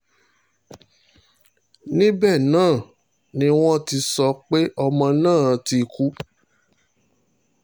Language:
Yoruba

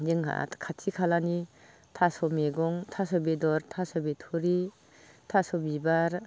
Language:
Bodo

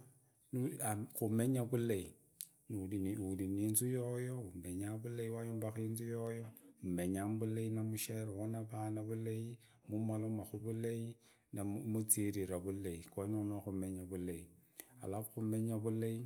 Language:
Idakho-Isukha-Tiriki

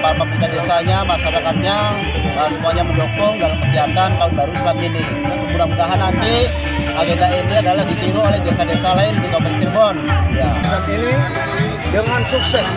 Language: Indonesian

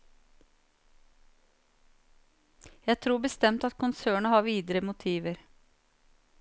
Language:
Norwegian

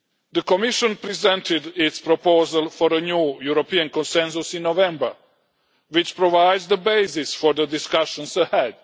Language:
English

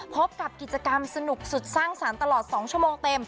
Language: Thai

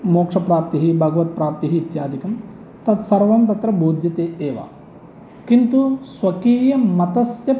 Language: Sanskrit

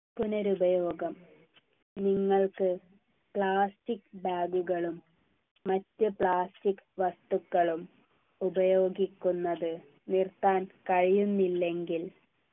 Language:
Malayalam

